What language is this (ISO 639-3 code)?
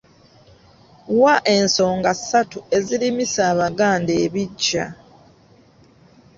lug